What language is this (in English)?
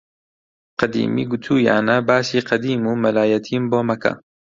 Central Kurdish